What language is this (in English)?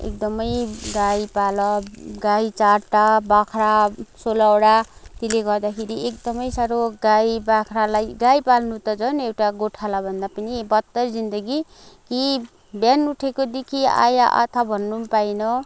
Nepali